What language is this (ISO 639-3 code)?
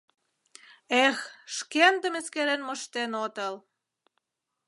chm